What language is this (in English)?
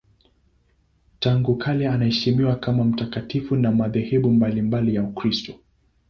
Swahili